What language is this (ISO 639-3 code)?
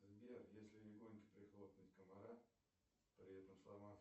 rus